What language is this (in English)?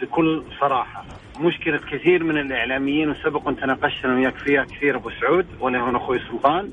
Arabic